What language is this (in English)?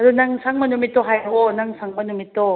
Manipuri